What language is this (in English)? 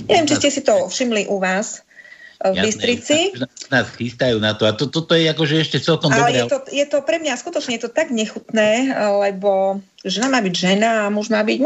Slovak